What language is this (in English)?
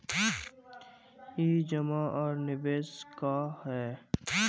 Magahi